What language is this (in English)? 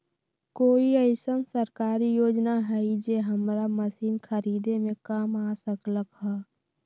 Magahi